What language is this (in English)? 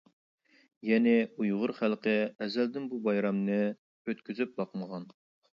Uyghur